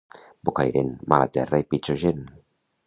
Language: Catalan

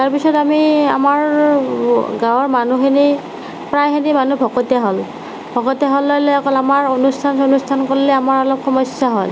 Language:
Assamese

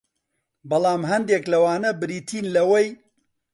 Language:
Central Kurdish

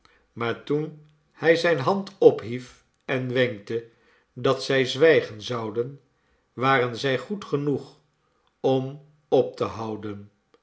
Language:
Dutch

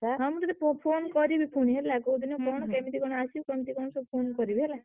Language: Odia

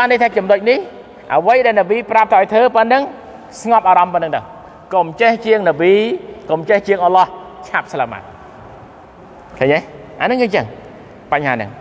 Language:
Thai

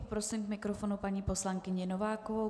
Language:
Czech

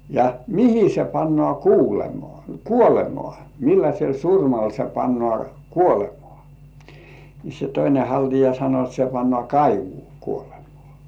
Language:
Finnish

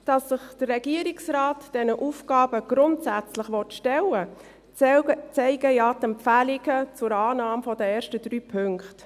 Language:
Swiss German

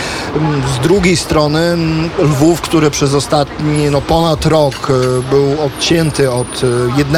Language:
Polish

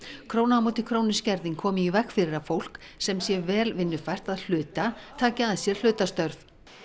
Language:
Icelandic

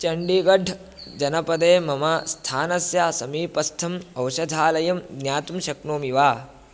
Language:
Sanskrit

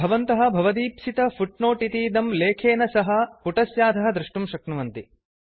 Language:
Sanskrit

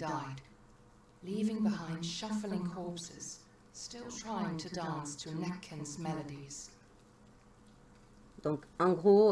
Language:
French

